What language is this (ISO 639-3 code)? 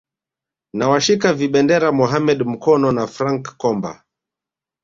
swa